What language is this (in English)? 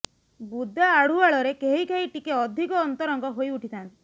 Odia